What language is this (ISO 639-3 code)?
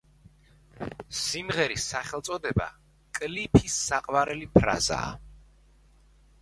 kat